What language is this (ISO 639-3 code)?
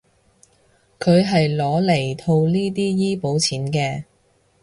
yue